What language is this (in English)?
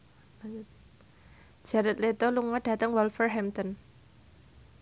Javanese